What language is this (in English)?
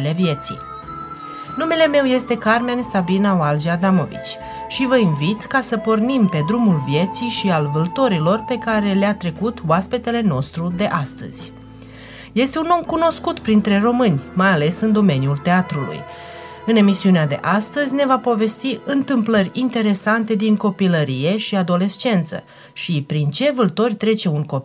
Romanian